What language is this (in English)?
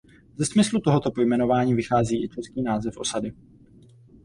Czech